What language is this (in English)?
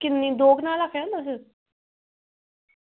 Dogri